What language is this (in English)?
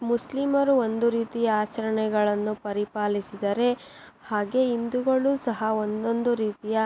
Kannada